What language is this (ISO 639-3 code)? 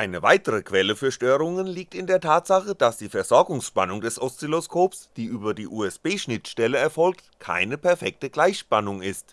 deu